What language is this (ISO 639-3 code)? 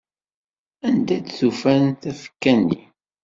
kab